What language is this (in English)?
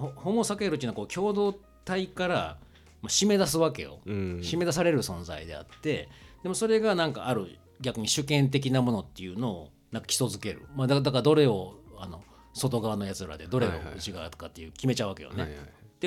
Japanese